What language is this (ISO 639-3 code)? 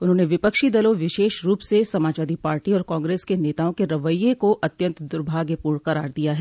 hin